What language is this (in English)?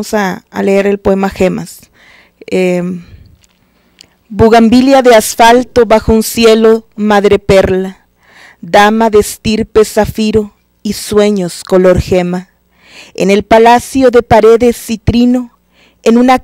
Spanish